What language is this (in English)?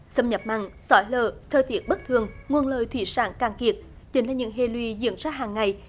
Vietnamese